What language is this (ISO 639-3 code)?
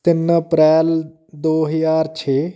pan